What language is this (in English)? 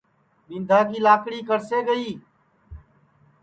Sansi